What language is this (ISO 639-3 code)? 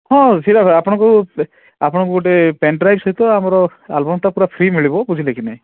ori